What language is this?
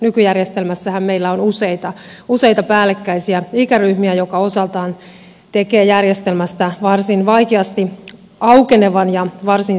Finnish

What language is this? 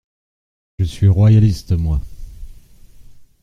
French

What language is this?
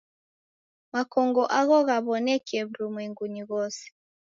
Taita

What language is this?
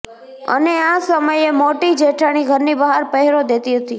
Gujarati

